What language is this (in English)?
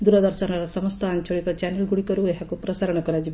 Odia